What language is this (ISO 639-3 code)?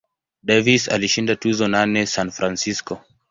swa